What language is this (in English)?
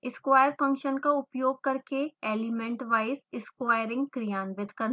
Hindi